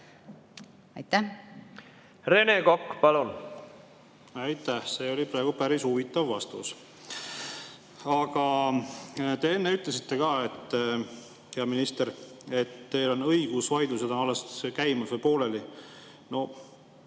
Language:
Estonian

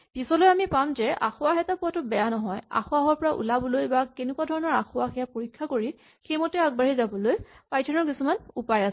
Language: Assamese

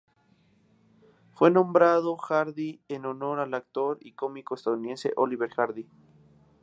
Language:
Spanish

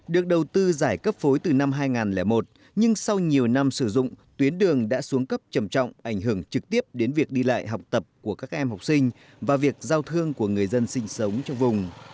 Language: Vietnamese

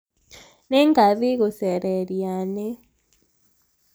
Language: Kikuyu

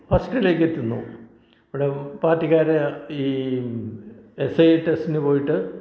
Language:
Malayalam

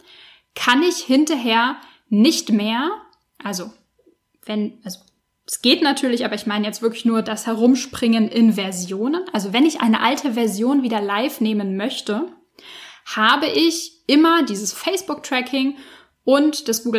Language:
German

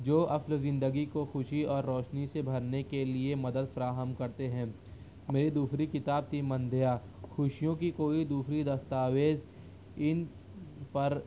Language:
Urdu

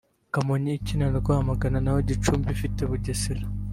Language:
Kinyarwanda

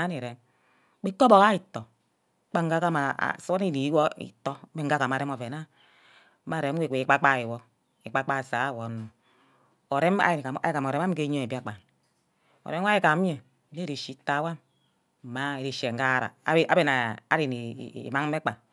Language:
Ubaghara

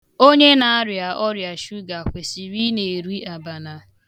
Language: Igbo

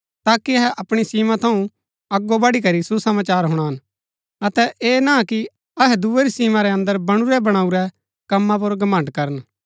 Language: Gaddi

